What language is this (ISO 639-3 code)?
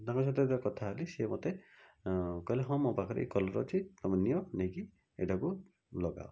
ori